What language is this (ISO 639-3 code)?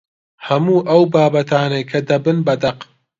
ckb